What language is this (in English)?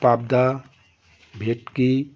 Bangla